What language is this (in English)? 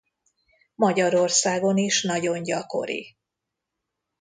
Hungarian